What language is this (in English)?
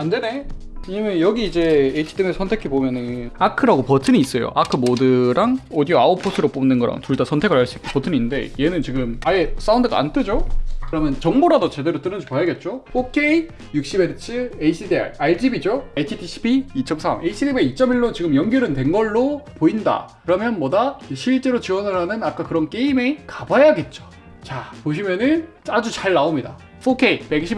Korean